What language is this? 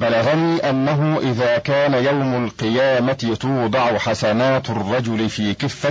Arabic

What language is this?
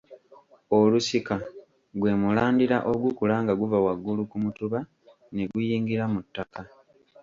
Ganda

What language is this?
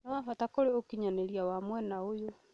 Kikuyu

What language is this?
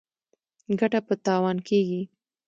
Pashto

